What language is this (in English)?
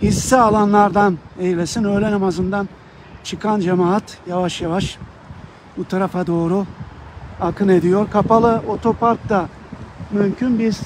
Turkish